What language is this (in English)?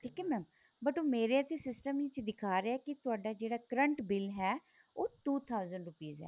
Punjabi